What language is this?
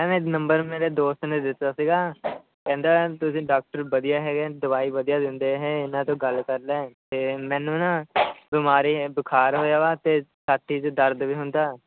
Punjabi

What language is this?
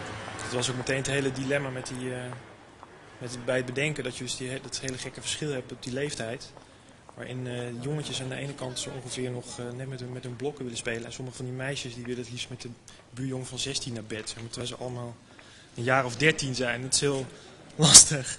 Dutch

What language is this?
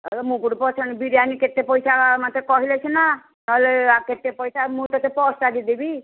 Odia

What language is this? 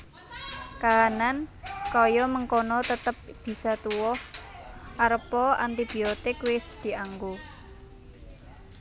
Javanese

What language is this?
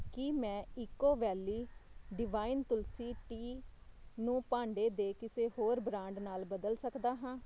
Punjabi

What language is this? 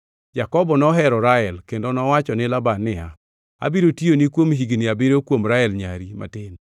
Luo (Kenya and Tanzania)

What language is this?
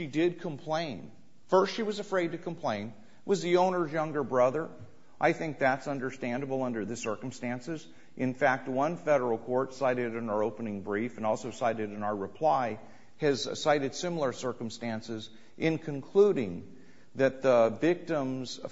English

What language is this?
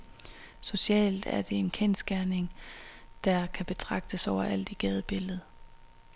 Danish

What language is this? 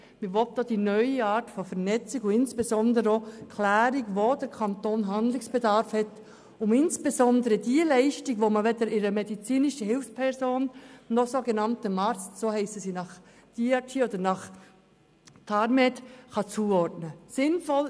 Swiss German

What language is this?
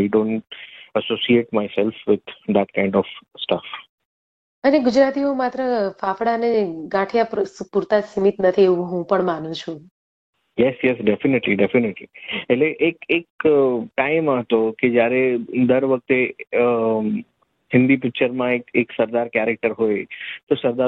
Gujarati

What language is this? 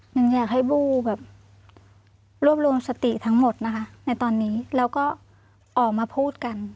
Thai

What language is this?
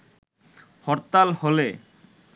Bangla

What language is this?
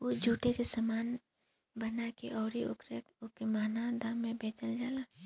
Bhojpuri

